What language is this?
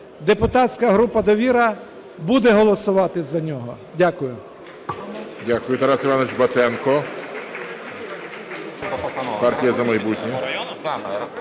Ukrainian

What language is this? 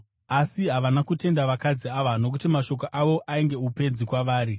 Shona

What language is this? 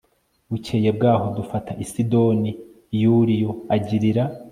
Kinyarwanda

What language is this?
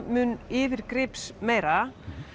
Icelandic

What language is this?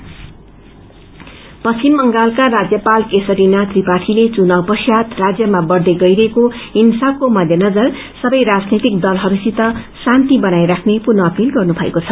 Nepali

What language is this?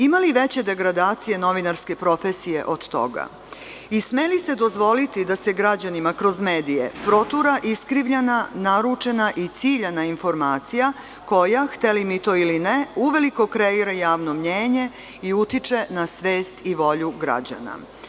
Serbian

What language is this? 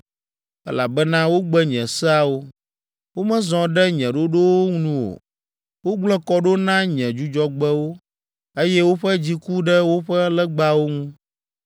Ewe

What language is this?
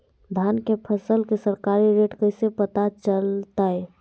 Magahi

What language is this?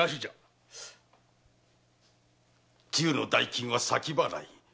Japanese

